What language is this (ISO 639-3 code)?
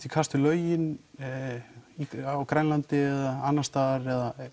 isl